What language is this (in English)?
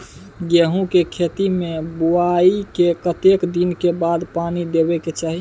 Maithili